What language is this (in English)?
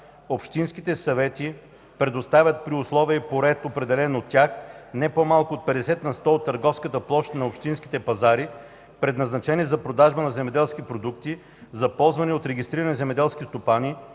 Bulgarian